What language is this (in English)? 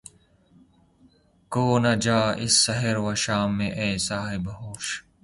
Urdu